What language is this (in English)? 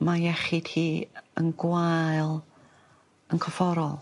Welsh